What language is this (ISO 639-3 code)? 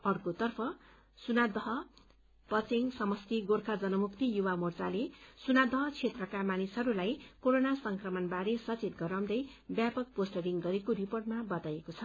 nep